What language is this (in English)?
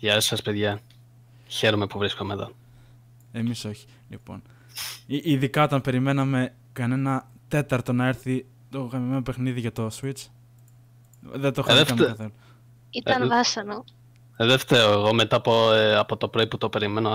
Greek